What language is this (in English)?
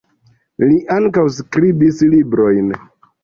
Esperanto